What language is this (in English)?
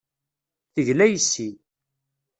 Kabyle